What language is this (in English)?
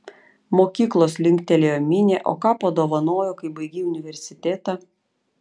Lithuanian